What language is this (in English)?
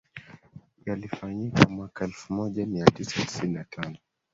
Swahili